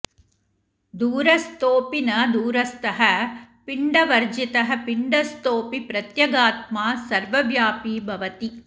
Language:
Sanskrit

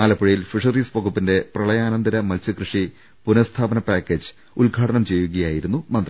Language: Malayalam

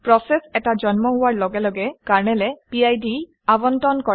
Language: Assamese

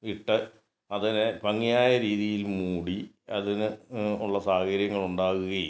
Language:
Malayalam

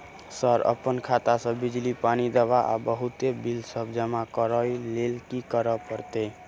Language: Maithili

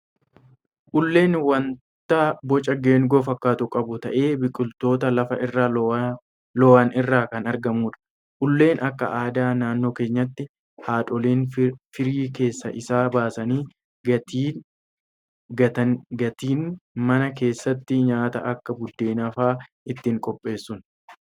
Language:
Oromo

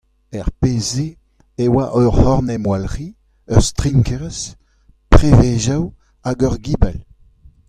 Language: Breton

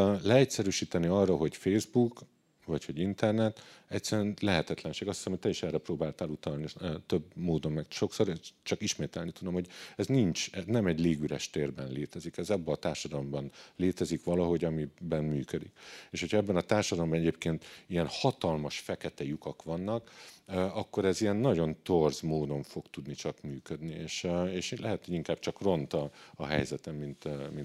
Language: Hungarian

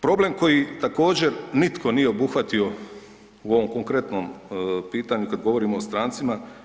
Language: Croatian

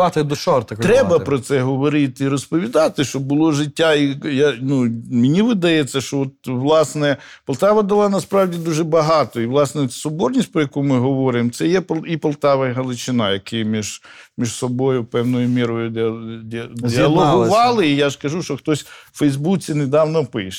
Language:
Ukrainian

